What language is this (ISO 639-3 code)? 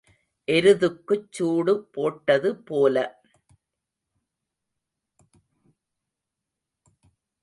tam